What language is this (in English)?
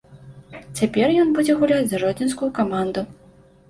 Belarusian